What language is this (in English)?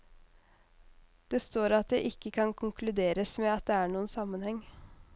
Norwegian